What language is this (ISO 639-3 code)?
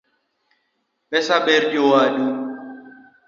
luo